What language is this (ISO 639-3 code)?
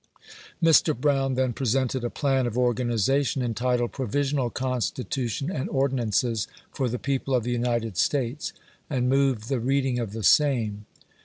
eng